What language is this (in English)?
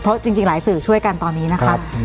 Thai